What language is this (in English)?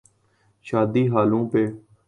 Urdu